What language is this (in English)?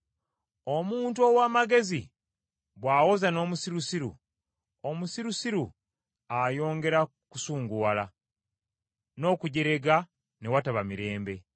Ganda